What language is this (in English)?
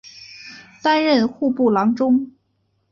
Chinese